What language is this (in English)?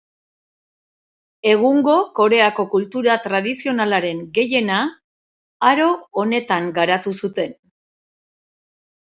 Basque